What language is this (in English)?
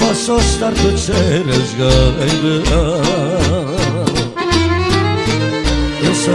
Romanian